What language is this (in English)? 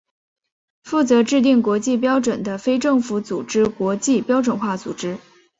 Chinese